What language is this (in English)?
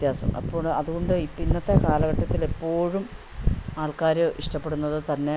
Malayalam